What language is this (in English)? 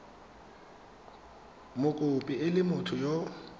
Tswana